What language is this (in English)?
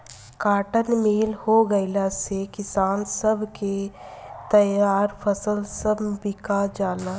Bhojpuri